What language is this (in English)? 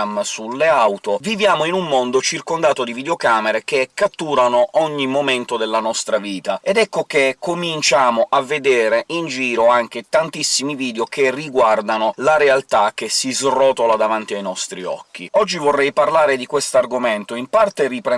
Italian